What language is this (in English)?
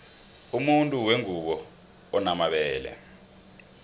South Ndebele